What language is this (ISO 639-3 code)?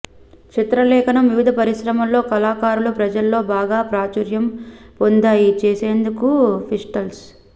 tel